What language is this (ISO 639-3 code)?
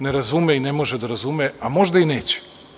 srp